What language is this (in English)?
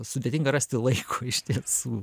Lithuanian